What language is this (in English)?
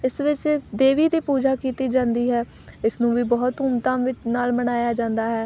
Punjabi